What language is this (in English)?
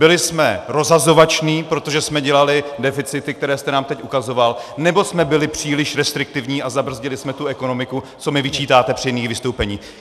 Czech